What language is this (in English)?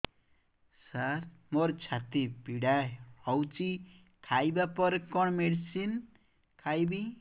Odia